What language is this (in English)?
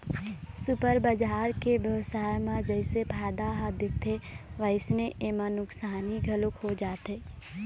Chhattisgarhi